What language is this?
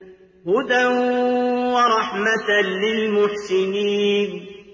Arabic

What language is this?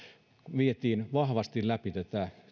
Finnish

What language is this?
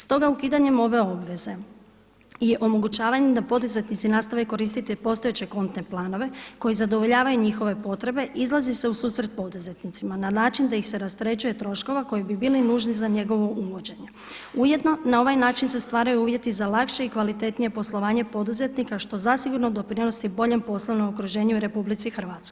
Croatian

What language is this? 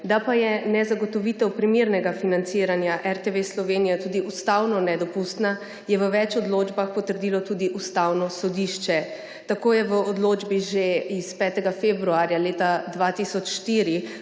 Slovenian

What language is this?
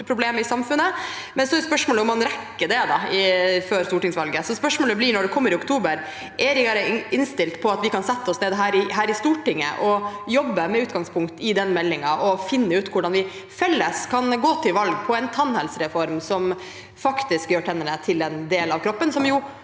Norwegian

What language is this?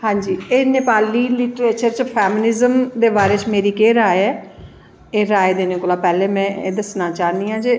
Dogri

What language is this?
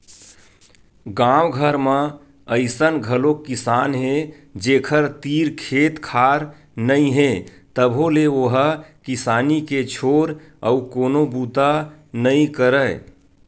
Chhattisgarhi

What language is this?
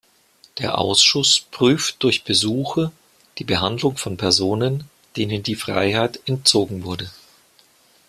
German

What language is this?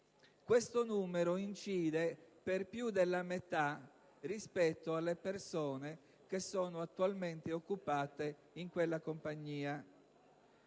Italian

